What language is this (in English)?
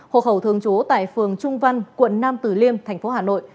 Vietnamese